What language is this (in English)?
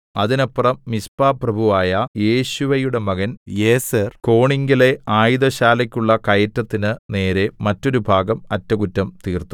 Malayalam